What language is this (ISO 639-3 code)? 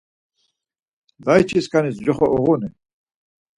lzz